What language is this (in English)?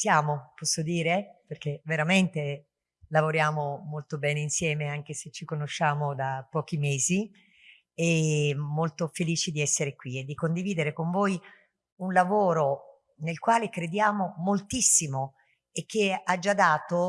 Italian